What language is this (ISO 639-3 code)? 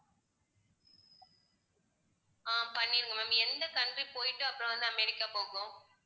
tam